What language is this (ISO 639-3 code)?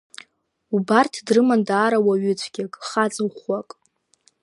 abk